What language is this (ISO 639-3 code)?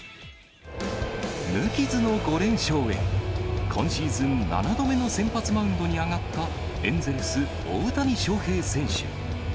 jpn